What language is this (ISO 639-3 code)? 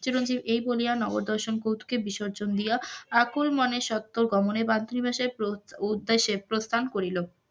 ben